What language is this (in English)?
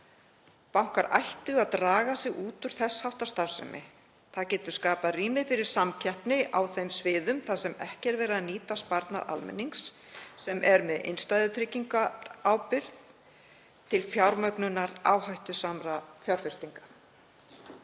Icelandic